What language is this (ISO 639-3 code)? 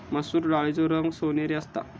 mar